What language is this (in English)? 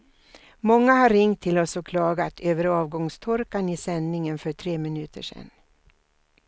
Swedish